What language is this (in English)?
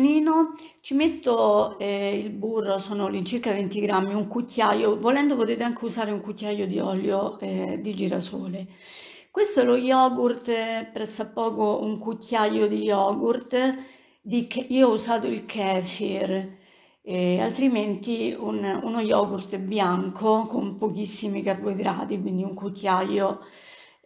Italian